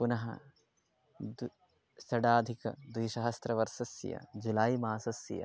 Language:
Sanskrit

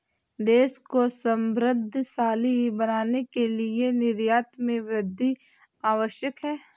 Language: Hindi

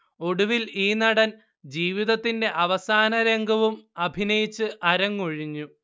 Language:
Malayalam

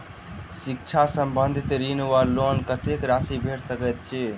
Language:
Maithili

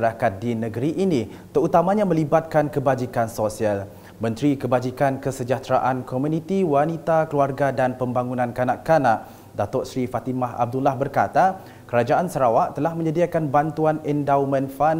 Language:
Malay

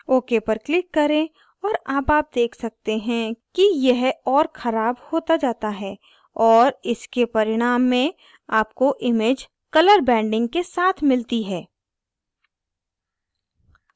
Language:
Hindi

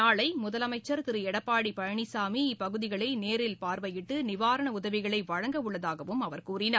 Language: Tamil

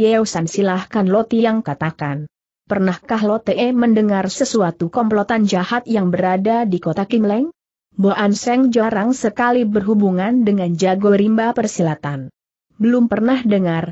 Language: Indonesian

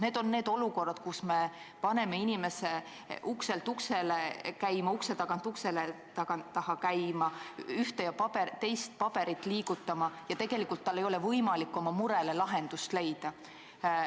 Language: Estonian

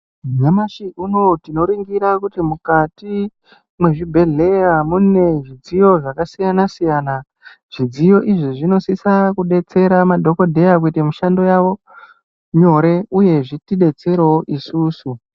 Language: Ndau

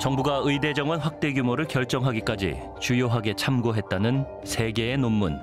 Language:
Korean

